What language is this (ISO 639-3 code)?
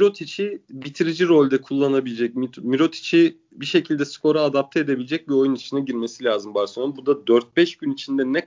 tur